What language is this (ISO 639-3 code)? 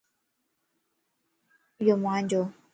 lss